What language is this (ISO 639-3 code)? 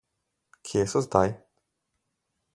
slv